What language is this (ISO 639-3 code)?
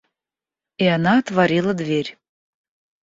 rus